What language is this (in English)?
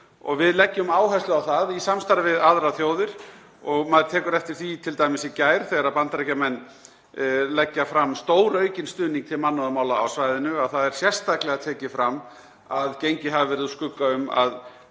Icelandic